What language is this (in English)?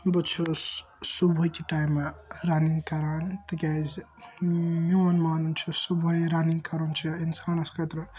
Kashmiri